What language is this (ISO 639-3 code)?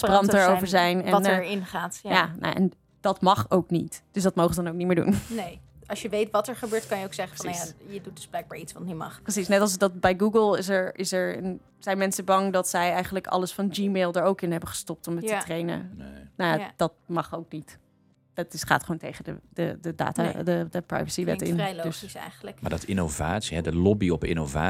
nld